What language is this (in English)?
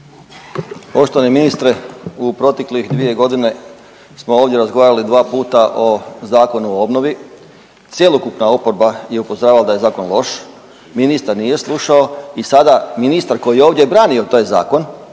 Croatian